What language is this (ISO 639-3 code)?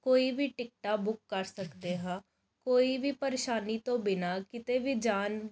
pan